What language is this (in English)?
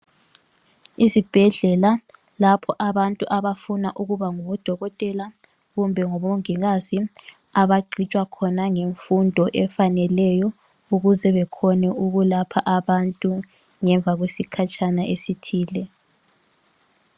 North Ndebele